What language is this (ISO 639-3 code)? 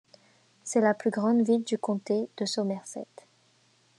fra